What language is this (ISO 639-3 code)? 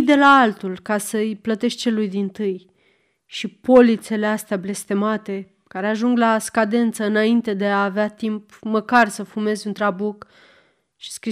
ron